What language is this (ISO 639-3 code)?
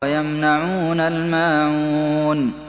ara